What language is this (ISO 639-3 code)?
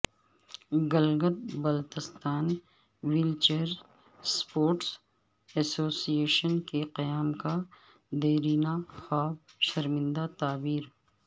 urd